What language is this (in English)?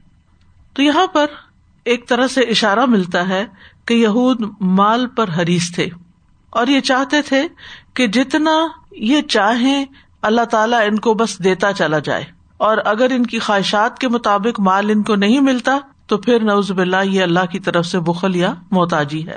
Urdu